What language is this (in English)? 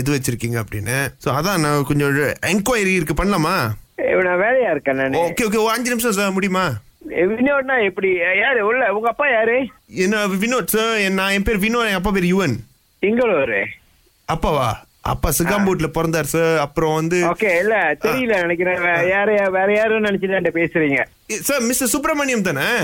Tamil